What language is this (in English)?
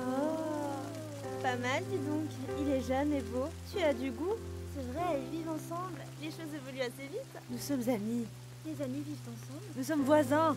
French